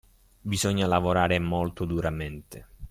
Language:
Italian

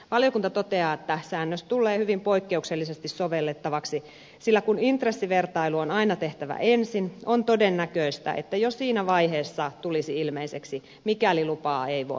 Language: Finnish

